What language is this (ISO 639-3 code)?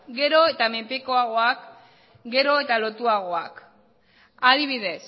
eus